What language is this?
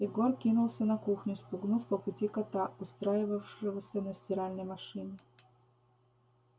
Russian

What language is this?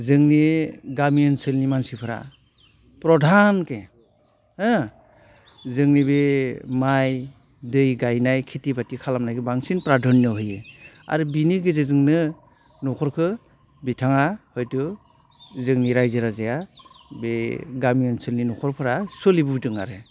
Bodo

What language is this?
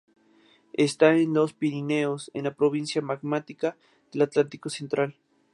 Spanish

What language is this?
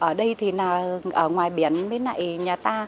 Vietnamese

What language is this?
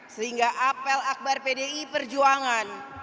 Indonesian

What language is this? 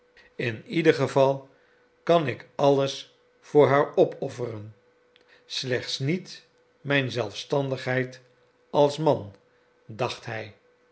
Dutch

